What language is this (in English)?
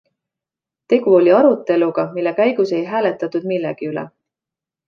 Estonian